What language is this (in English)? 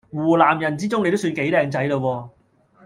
Cantonese